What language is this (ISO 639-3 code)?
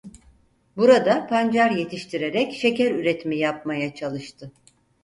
tur